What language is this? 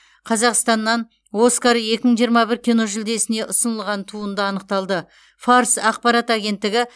Kazakh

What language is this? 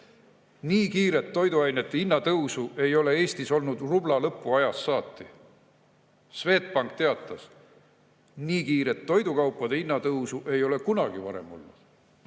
Estonian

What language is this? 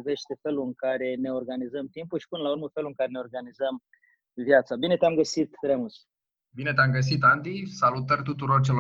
Romanian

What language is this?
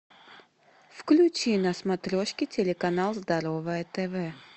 Russian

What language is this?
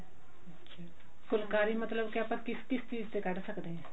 Punjabi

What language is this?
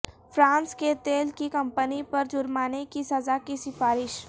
Urdu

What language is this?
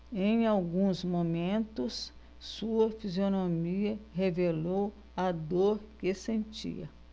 Portuguese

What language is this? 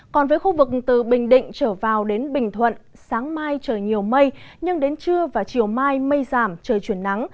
Vietnamese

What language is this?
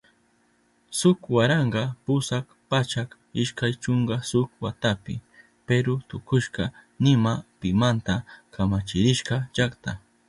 Southern Pastaza Quechua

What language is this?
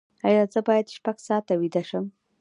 Pashto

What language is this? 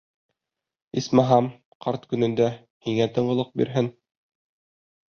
Bashkir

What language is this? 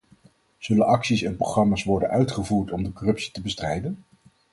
Dutch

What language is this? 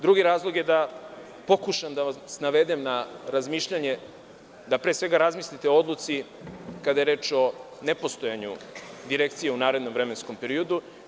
Serbian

